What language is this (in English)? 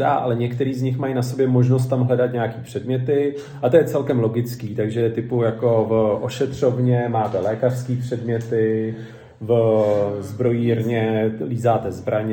Czech